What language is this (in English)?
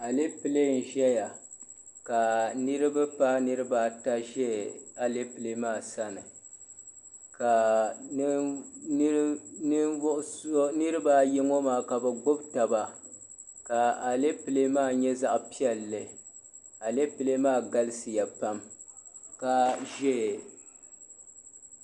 Dagbani